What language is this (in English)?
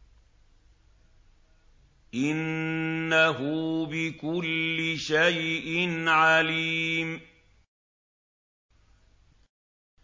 Arabic